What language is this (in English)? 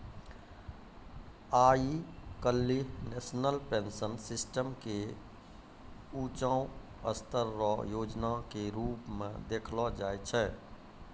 Maithili